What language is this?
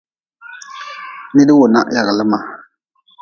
Nawdm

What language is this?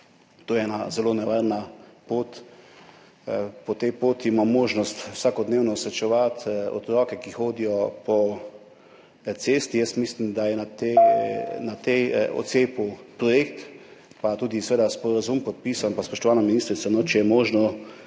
Slovenian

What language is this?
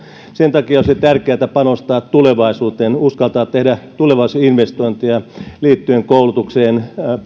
Finnish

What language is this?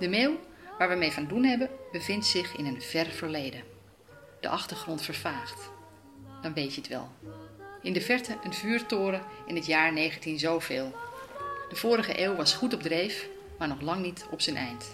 Dutch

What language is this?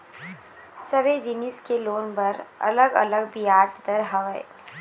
Chhattisgarhi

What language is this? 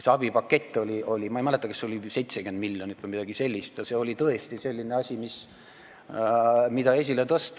Estonian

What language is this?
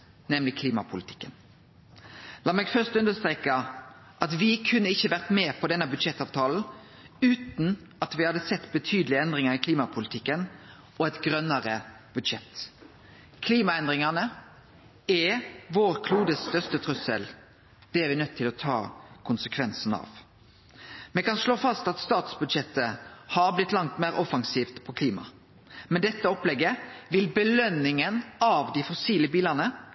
Norwegian Nynorsk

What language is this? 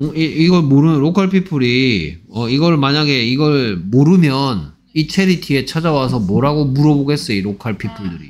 Korean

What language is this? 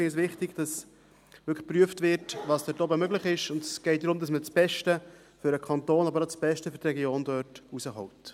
Swiss German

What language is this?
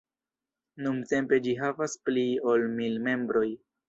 Esperanto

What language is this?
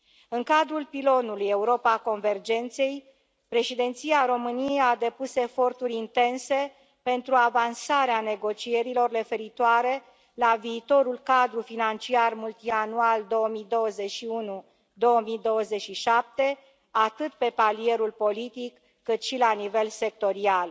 Romanian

